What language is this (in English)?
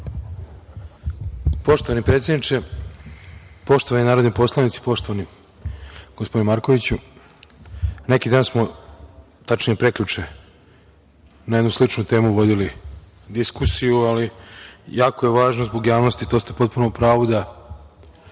Serbian